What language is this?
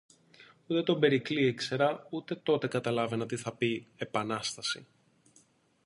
Greek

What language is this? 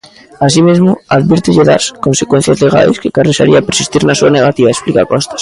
Galician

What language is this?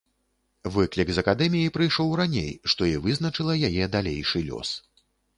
Belarusian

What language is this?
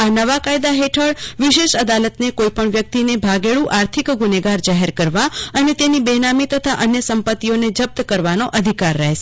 Gujarati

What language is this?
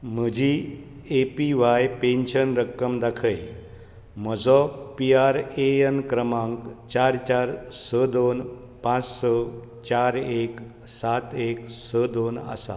Konkani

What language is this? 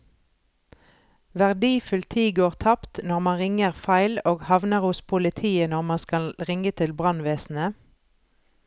Norwegian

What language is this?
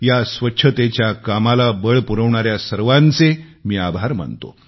Marathi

